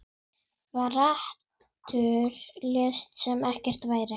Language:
Icelandic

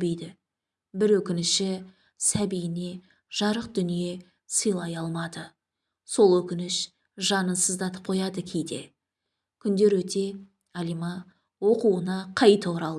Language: Turkish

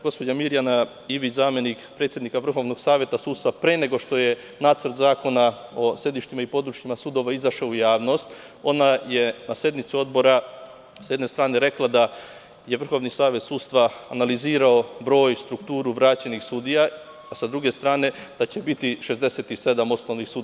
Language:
Serbian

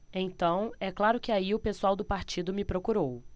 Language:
Portuguese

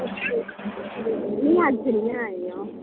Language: Dogri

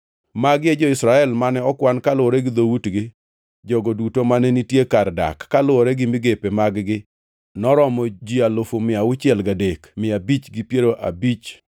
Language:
Luo (Kenya and Tanzania)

